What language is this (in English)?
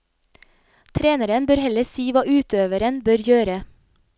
Norwegian